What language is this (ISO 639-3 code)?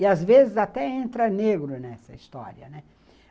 por